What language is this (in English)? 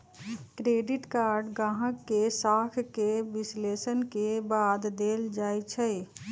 Magahi